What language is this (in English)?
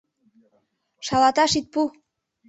Mari